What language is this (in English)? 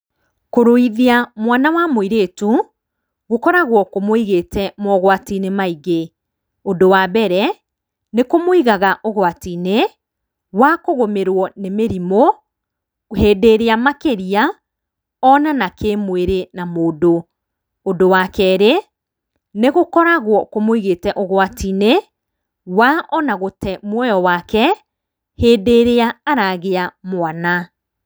Kikuyu